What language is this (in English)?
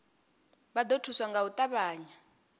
Venda